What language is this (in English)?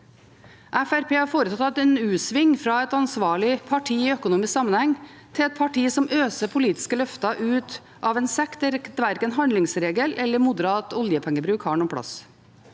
Norwegian